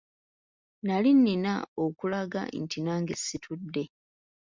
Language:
Ganda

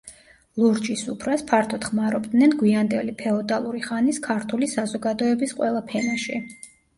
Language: Georgian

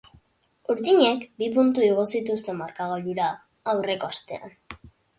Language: Basque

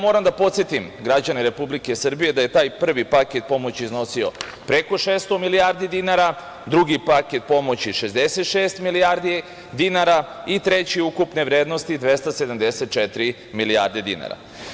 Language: Serbian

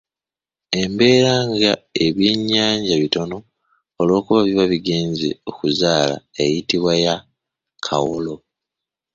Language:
Ganda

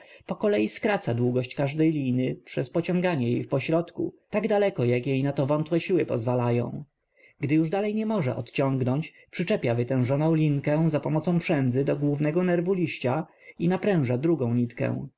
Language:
Polish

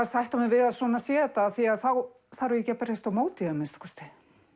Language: Icelandic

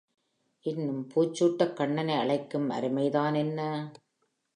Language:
Tamil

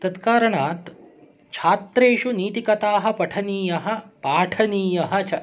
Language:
Sanskrit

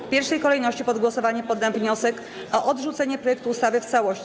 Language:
Polish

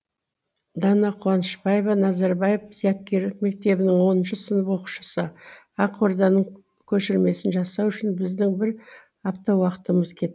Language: Kazakh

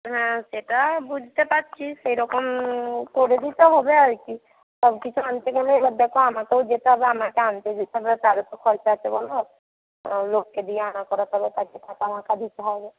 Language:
Bangla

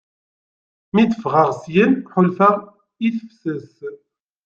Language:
Kabyle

